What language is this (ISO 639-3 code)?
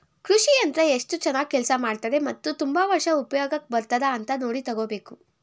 kan